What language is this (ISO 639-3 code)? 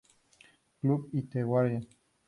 spa